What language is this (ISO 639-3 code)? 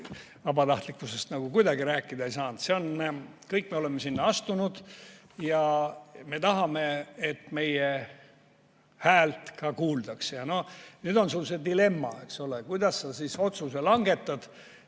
est